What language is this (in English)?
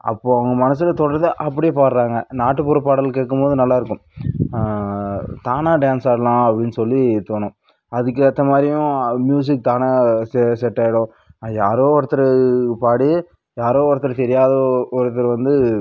Tamil